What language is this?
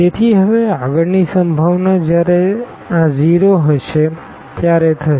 Gujarati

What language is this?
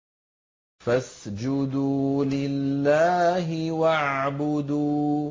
Arabic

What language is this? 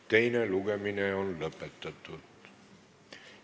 Estonian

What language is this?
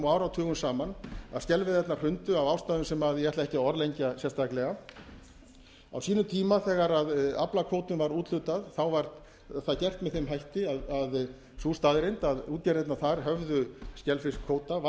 Icelandic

